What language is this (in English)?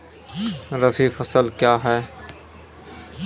Maithili